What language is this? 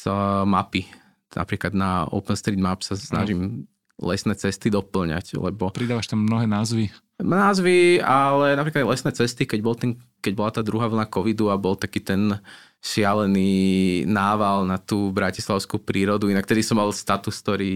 Slovak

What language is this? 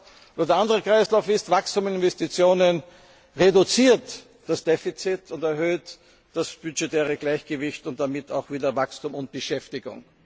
German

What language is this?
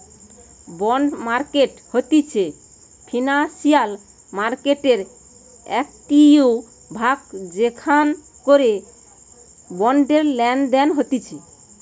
Bangla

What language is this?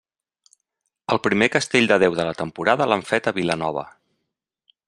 Catalan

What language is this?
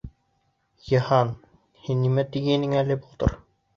Bashkir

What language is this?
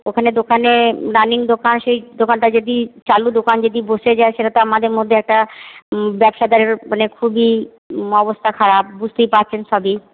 Bangla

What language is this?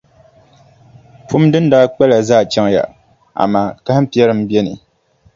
Dagbani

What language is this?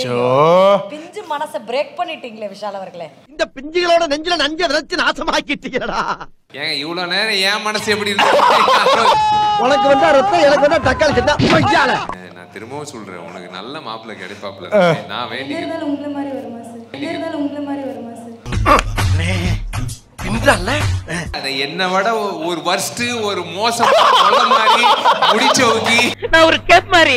Tamil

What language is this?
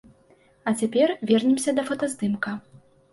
Belarusian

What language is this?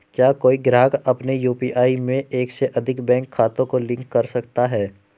Hindi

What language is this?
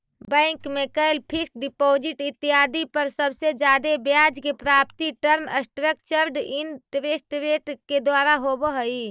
Magahi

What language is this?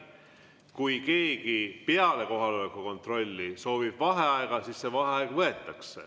Estonian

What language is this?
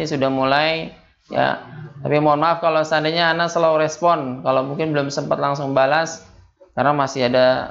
Indonesian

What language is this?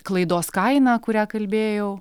Lithuanian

